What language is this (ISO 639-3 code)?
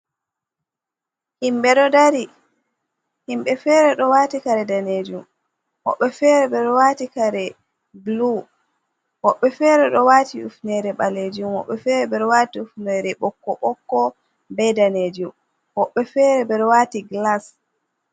ful